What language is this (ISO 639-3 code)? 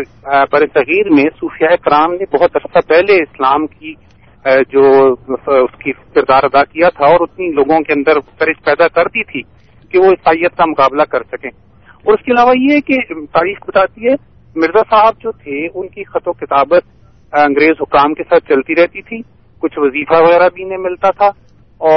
urd